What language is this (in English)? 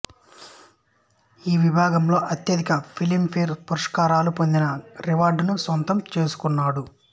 Telugu